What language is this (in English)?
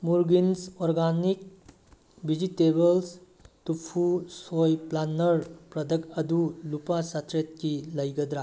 Manipuri